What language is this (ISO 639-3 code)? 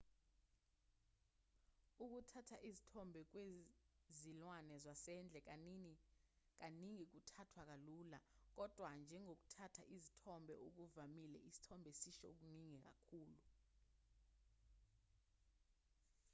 zul